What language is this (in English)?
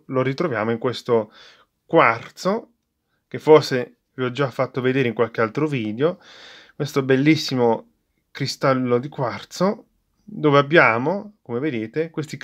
Italian